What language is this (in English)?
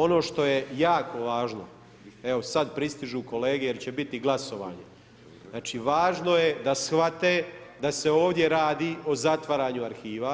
Croatian